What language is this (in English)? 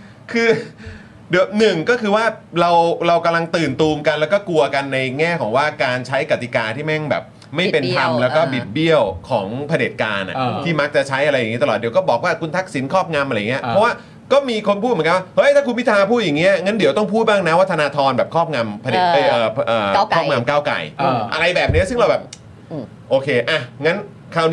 Thai